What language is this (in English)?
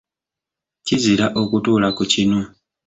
Ganda